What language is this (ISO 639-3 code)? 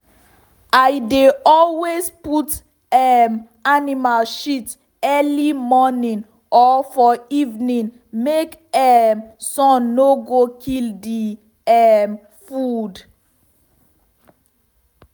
pcm